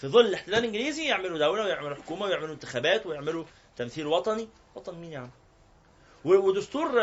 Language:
Arabic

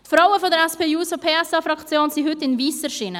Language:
Swiss German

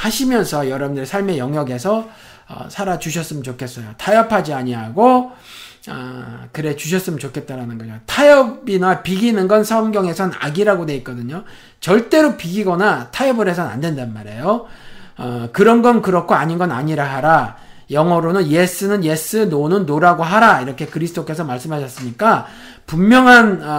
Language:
Korean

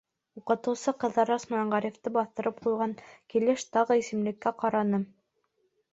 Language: Bashkir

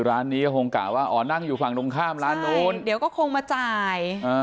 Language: Thai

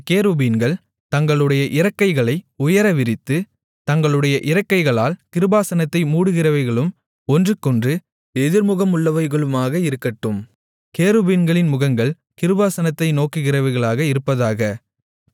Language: Tamil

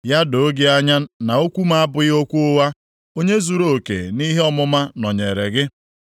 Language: Igbo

